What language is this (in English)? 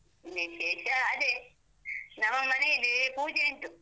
Kannada